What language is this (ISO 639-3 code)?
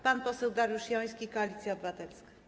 pol